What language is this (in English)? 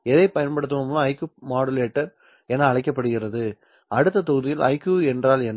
Tamil